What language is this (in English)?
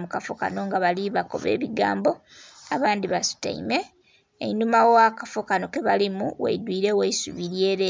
Soga